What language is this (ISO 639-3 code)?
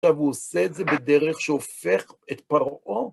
heb